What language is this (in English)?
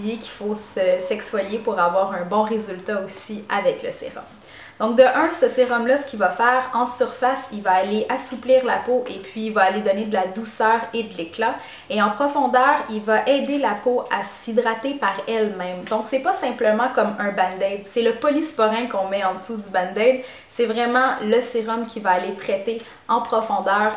French